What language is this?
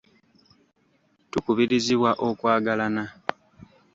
Ganda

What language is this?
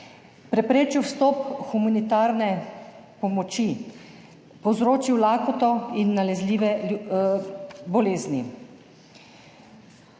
Slovenian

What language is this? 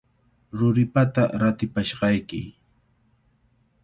Cajatambo North Lima Quechua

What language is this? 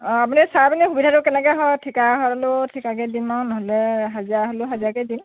Assamese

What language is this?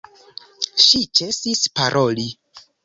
Esperanto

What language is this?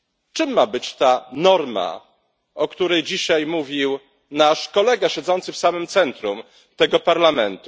Polish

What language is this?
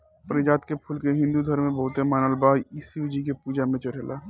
Bhojpuri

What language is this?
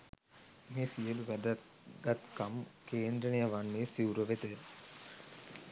Sinhala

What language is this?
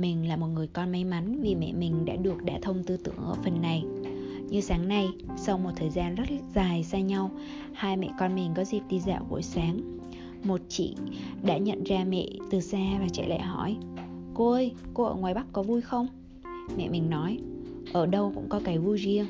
Vietnamese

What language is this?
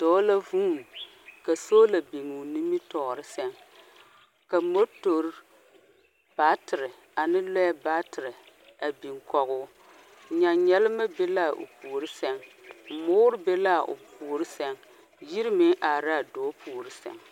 Southern Dagaare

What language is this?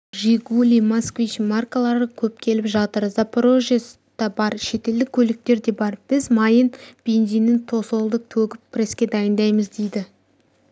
Kazakh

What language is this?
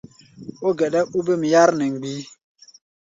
Gbaya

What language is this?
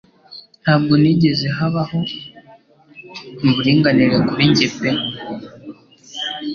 Kinyarwanda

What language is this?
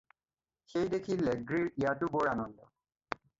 Assamese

